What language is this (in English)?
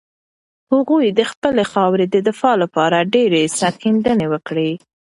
Pashto